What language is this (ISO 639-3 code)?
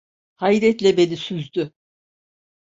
tur